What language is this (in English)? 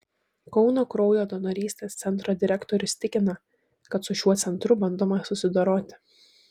Lithuanian